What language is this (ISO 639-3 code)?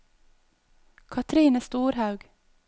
nor